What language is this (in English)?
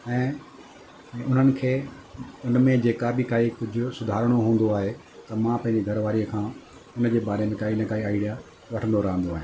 Sindhi